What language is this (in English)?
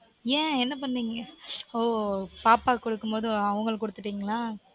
Tamil